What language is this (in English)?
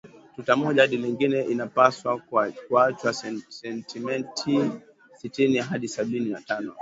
Swahili